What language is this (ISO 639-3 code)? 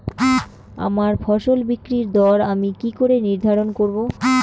ben